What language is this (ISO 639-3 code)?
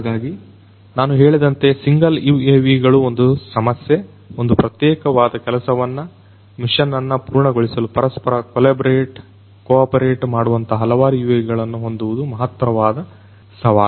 kan